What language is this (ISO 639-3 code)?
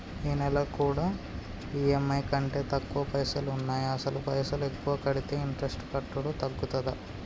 tel